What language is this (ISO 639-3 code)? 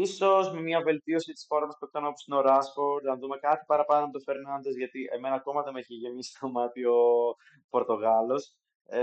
ell